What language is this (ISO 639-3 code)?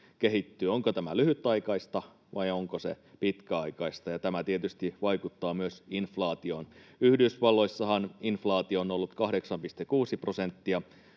fin